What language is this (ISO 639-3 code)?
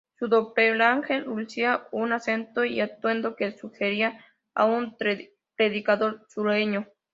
spa